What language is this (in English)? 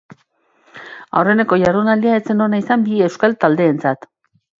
Basque